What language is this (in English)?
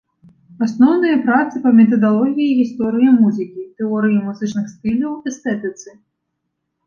Belarusian